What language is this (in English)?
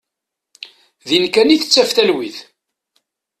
Kabyle